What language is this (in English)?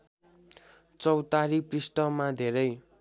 Nepali